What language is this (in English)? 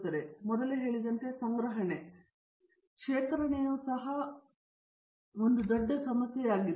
Kannada